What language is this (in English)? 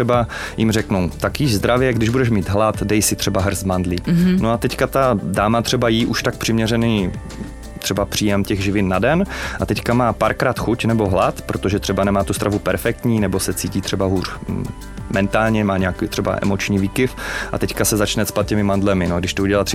Czech